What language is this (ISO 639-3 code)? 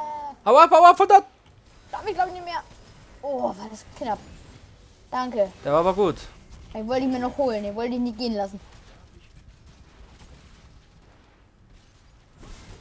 deu